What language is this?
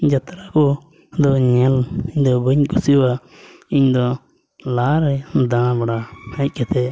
Santali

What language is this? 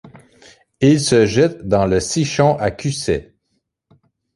French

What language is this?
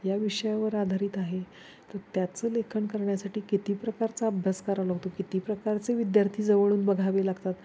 Marathi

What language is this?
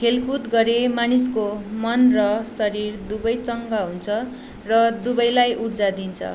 Nepali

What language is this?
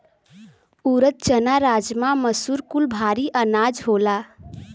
Bhojpuri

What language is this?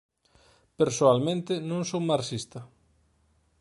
Galician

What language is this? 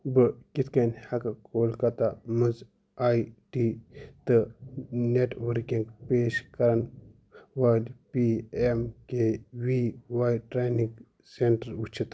Kashmiri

